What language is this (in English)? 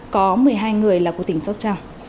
Vietnamese